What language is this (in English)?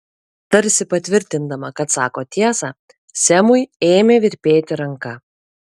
Lithuanian